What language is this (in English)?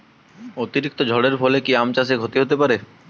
Bangla